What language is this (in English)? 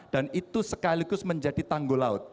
Indonesian